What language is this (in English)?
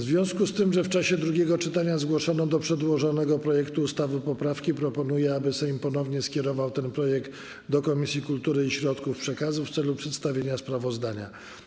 Polish